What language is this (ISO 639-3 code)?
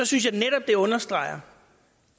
dan